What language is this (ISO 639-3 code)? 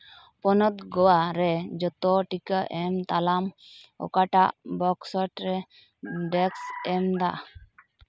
sat